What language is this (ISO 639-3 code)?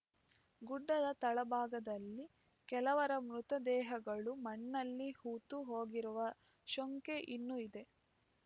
kan